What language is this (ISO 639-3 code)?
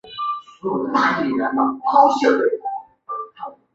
zho